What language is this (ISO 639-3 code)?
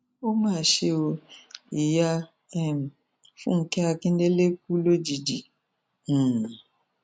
yor